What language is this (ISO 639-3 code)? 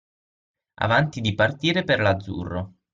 ita